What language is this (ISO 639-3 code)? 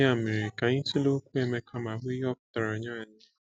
ibo